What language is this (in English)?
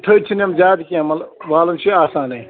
Kashmiri